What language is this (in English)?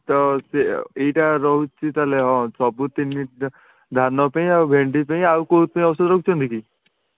Odia